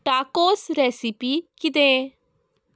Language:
Konkani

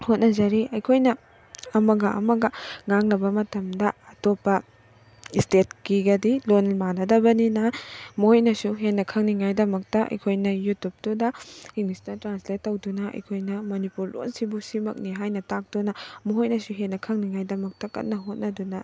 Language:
Manipuri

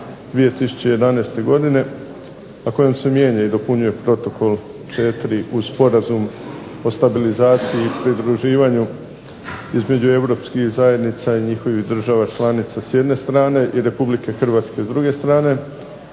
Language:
Croatian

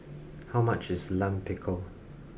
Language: English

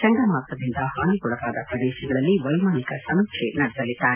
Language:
Kannada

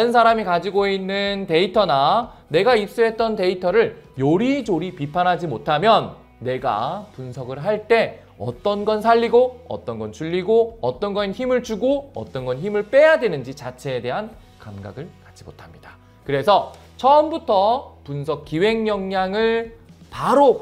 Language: Korean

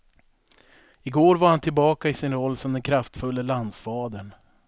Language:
Swedish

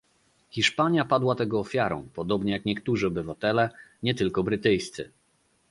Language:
Polish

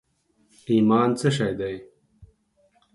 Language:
Pashto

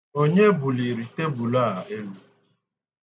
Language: Igbo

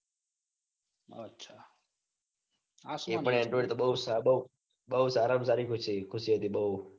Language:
Gujarati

